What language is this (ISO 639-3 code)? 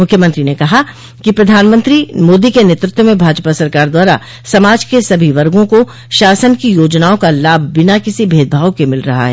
hin